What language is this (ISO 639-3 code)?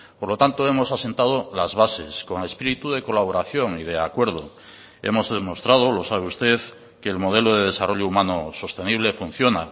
spa